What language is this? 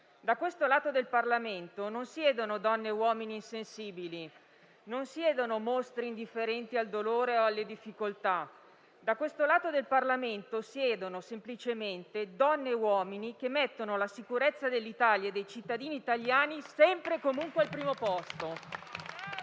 Italian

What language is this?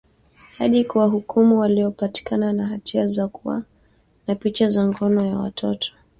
Swahili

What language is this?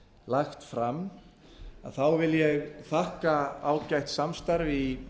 Icelandic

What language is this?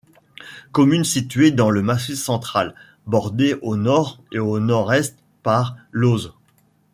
French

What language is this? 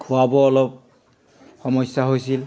Assamese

